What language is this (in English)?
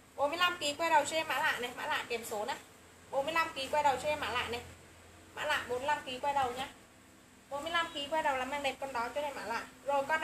Vietnamese